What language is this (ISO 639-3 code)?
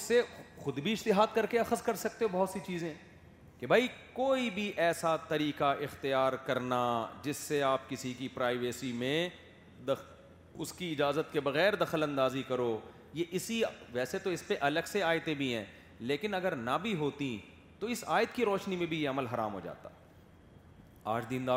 urd